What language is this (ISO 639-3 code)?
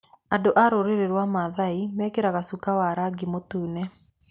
kik